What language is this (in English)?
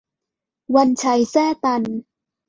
Thai